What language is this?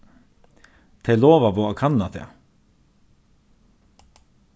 Faroese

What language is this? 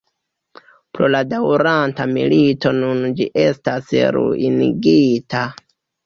Esperanto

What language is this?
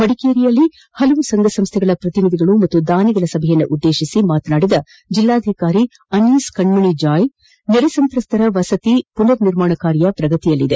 Kannada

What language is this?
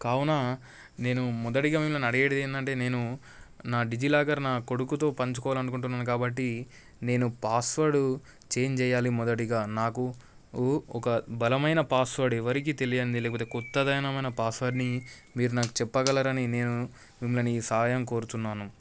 Telugu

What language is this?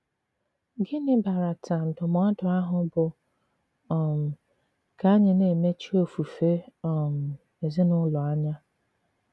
Igbo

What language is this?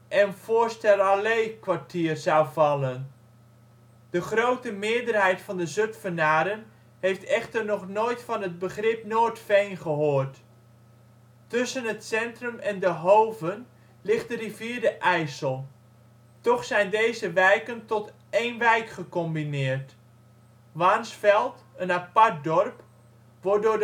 Dutch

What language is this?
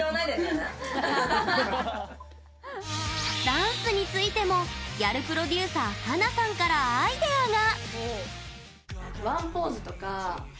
Japanese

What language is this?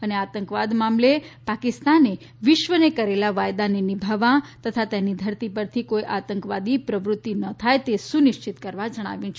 Gujarati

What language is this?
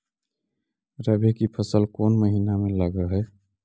Magahi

